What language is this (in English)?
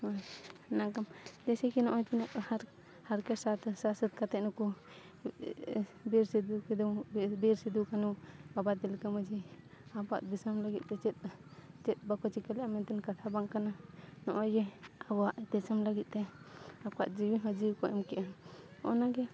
Santali